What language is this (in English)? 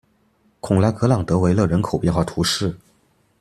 Chinese